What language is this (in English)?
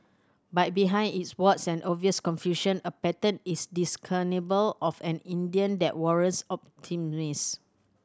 English